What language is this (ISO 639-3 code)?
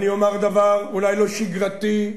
heb